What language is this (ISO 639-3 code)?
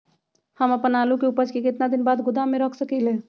mag